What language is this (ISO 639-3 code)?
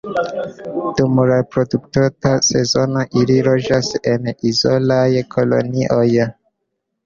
epo